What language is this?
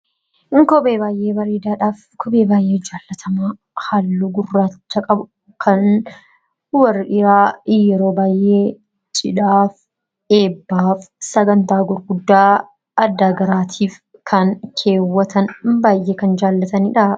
Oromo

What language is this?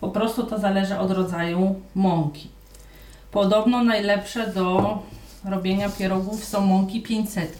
Polish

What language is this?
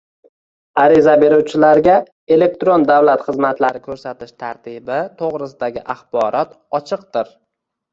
Uzbek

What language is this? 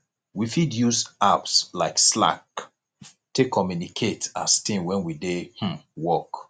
Nigerian Pidgin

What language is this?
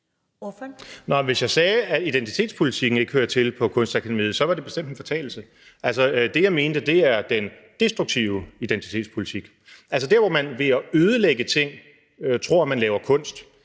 Danish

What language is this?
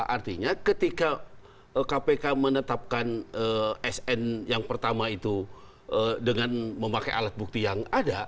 Indonesian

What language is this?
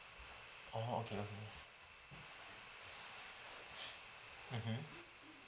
English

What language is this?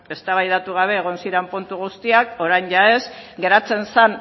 Basque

